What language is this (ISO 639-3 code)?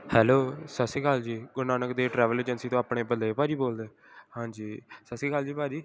pan